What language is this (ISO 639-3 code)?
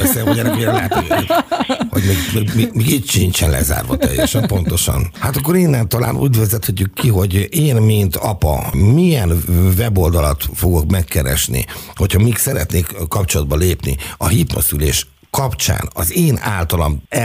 hun